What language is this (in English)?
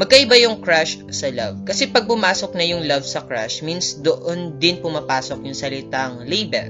Filipino